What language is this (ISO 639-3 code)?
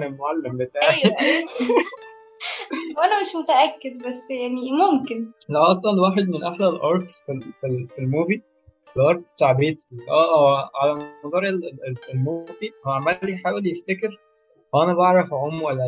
ara